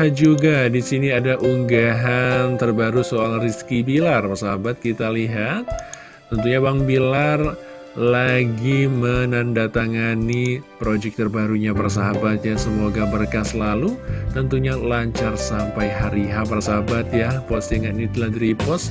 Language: Indonesian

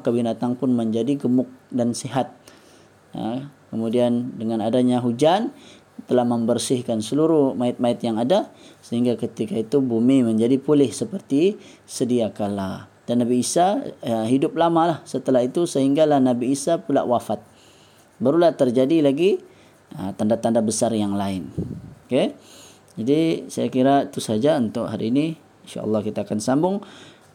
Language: Malay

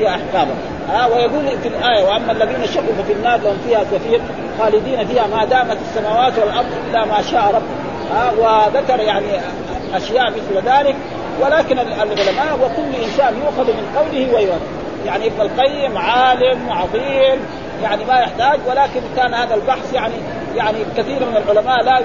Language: Arabic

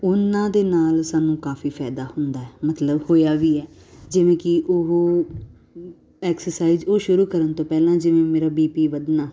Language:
Punjabi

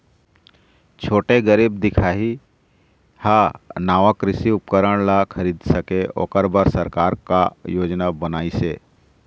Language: Chhattisgarhi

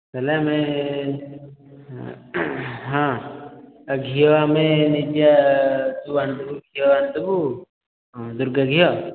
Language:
Odia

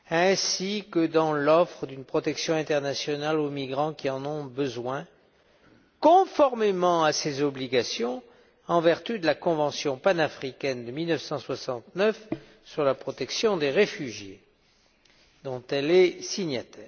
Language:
French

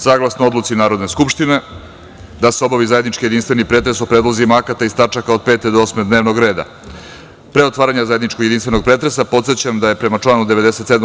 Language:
Serbian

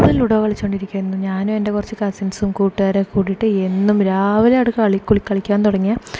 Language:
Malayalam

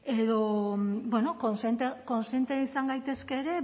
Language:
Basque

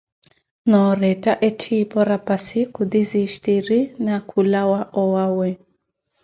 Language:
Koti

